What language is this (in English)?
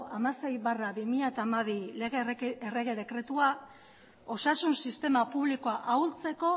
Basque